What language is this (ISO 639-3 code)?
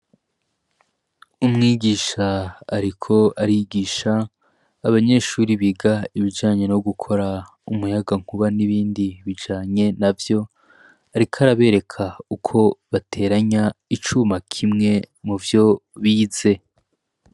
run